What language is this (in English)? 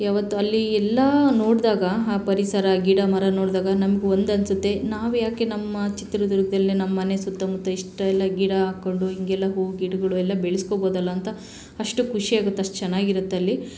Kannada